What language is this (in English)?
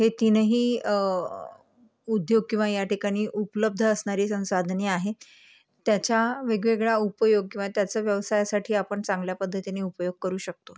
Marathi